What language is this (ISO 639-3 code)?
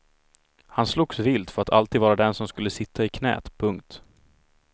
swe